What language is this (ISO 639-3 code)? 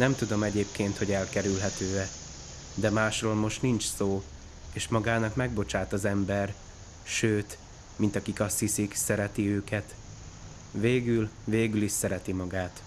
hun